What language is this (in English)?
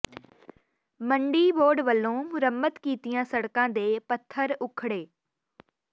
Punjabi